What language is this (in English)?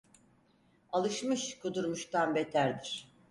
Turkish